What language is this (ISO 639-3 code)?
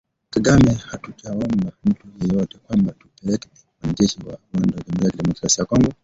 swa